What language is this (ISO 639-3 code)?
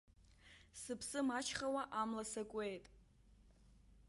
abk